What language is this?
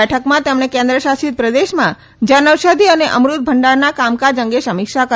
Gujarati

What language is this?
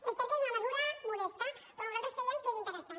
Catalan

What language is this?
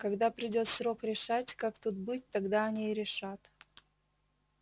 Russian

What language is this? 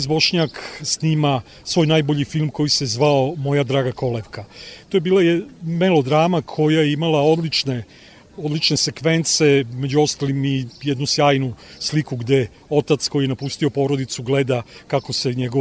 Croatian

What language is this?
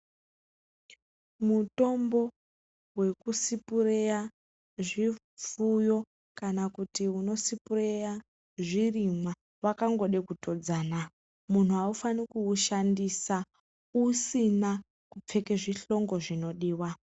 Ndau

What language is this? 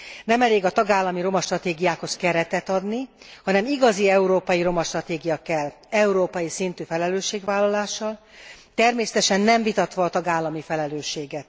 Hungarian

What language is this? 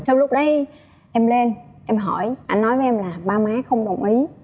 Vietnamese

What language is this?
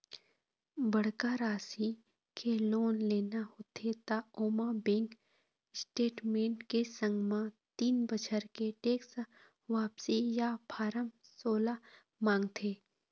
Chhattisgarhi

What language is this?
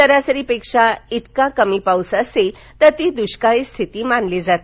Marathi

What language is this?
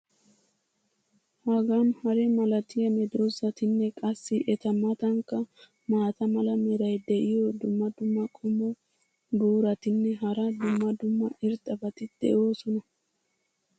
Wolaytta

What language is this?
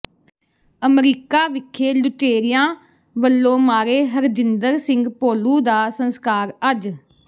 Punjabi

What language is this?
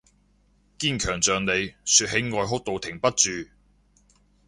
Cantonese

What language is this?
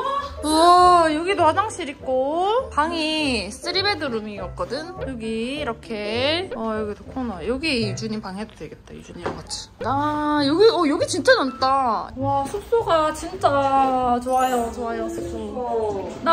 Korean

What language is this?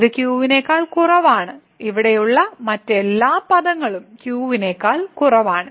Malayalam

